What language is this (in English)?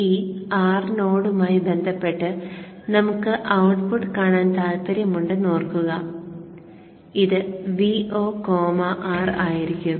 Malayalam